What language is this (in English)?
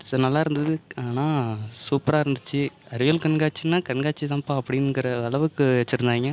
Tamil